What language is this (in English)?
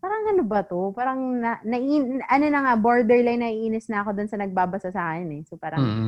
Filipino